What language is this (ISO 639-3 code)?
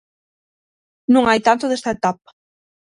glg